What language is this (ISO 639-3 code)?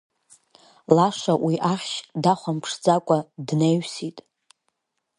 abk